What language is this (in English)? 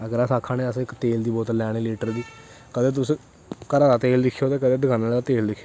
Dogri